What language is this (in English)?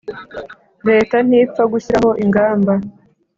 Kinyarwanda